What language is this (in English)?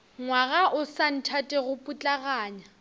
Northern Sotho